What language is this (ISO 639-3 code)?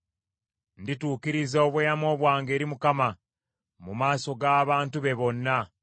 lug